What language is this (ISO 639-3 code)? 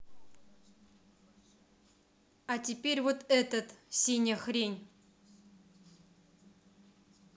rus